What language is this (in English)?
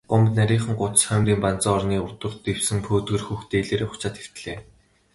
Mongolian